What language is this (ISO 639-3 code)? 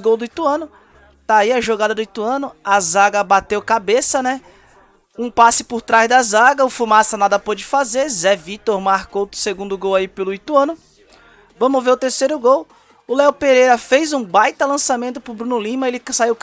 por